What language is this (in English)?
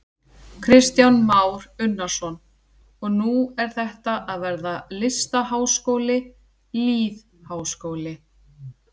Icelandic